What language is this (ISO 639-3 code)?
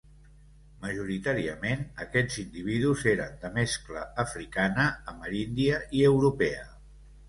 cat